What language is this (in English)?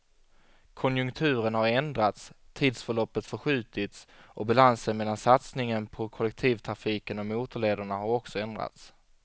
Swedish